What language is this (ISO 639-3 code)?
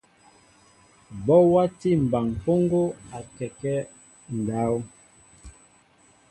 mbo